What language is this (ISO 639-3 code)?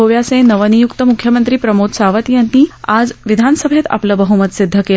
mar